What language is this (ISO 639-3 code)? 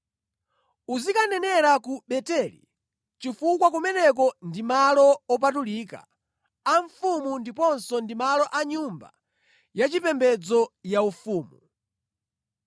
nya